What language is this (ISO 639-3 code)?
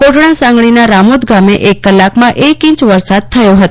guj